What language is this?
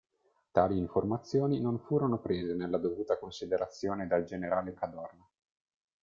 Italian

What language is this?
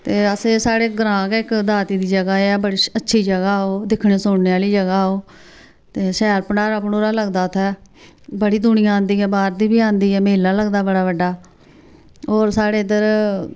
Dogri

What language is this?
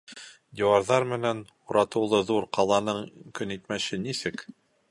Bashkir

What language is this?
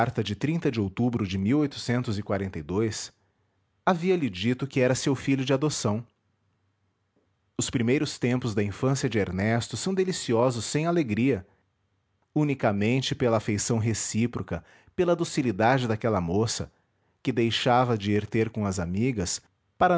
Portuguese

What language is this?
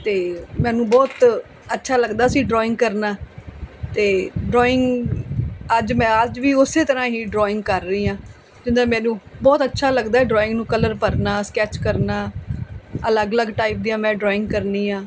Punjabi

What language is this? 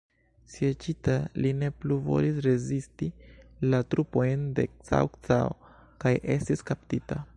Esperanto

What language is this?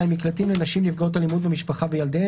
Hebrew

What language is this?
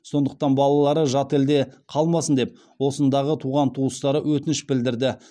Kazakh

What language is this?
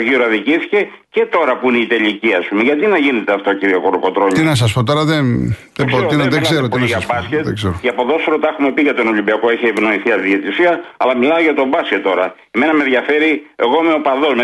Greek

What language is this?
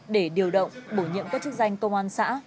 Vietnamese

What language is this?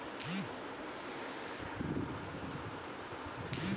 Bhojpuri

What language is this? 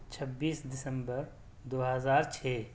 Urdu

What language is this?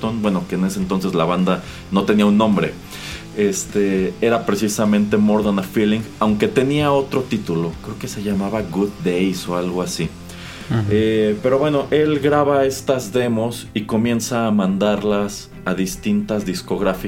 Spanish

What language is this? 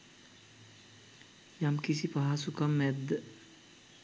Sinhala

